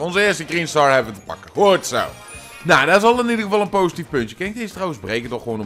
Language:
Dutch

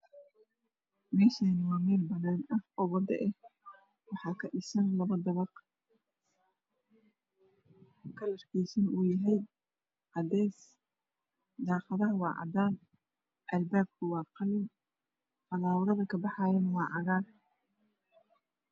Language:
Somali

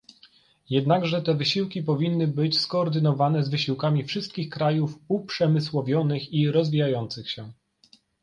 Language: Polish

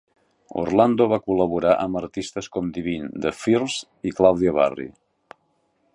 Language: Catalan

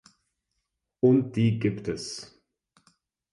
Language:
German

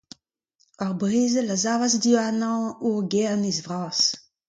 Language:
Breton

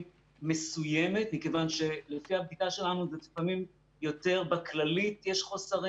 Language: Hebrew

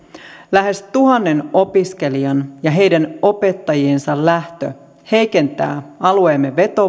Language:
Finnish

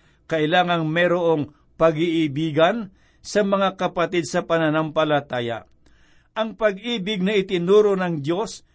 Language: Filipino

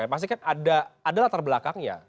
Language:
Indonesian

